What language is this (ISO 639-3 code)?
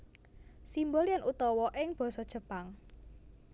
jav